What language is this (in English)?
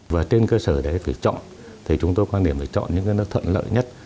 Vietnamese